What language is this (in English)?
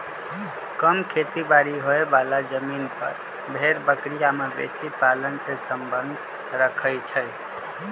Magahi